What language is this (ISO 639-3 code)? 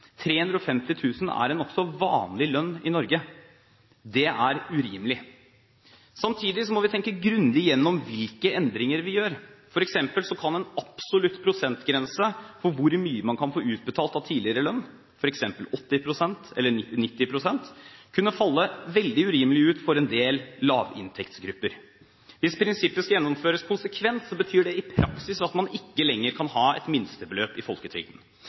nob